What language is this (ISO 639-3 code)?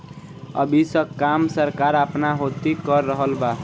bho